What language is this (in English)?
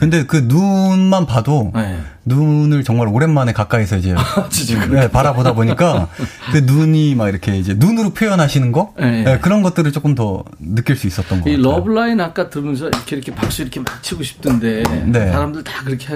Korean